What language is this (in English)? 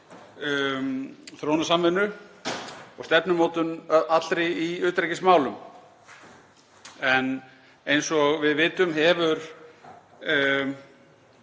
Icelandic